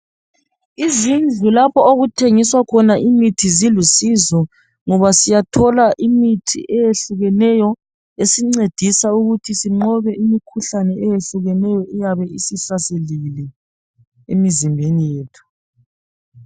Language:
North Ndebele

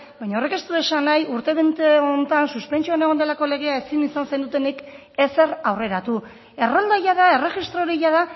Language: Basque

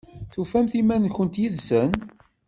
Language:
Kabyle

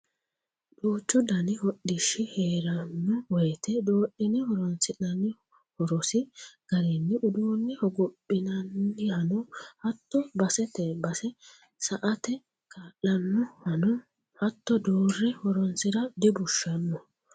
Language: Sidamo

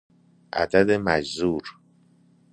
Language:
Persian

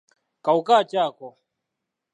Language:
Ganda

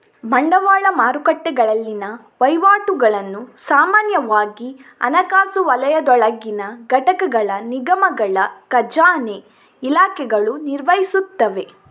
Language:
Kannada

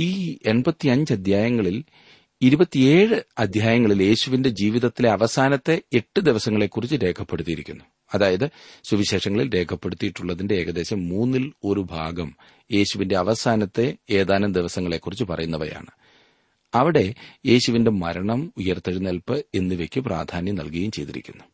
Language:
Malayalam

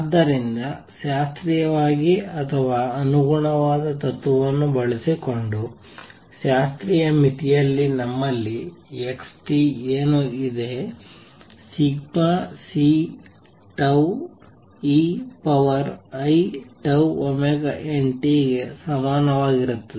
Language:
Kannada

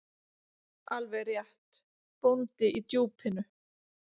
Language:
Icelandic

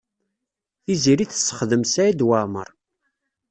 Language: Kabyle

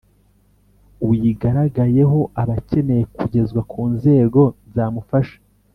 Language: Kinyarwanda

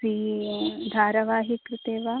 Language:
Sanskrit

